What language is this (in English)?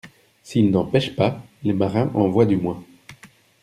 French